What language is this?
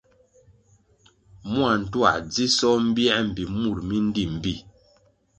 Kwasio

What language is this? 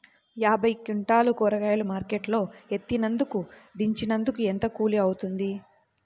Telugu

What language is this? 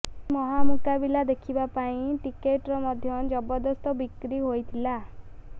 Odia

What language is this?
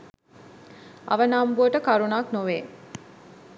Sinhala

